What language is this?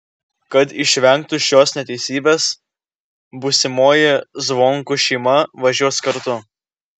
Lithuanian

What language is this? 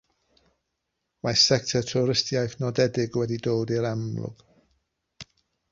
Welsh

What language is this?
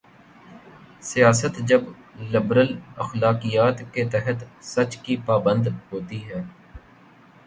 Urdu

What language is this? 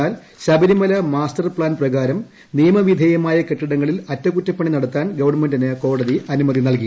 Malayalam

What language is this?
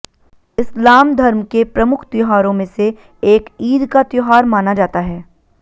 Hindi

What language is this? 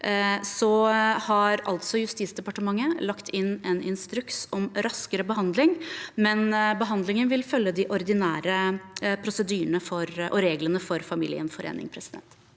Norwegian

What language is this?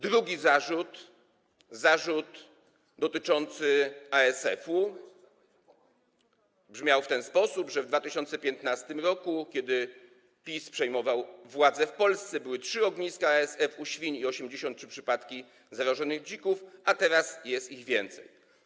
Polish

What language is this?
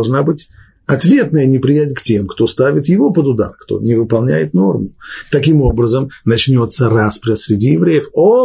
Russian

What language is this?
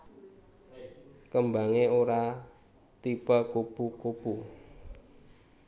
Javanese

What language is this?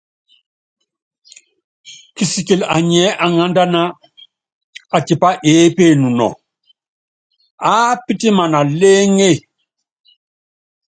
Yangben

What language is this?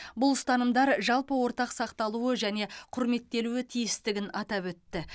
Kazakh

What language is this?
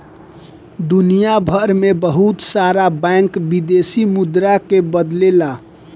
Bhojpuri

